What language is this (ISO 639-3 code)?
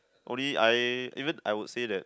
eng